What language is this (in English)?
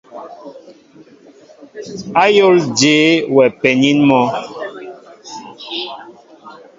Mbo (Cameroon)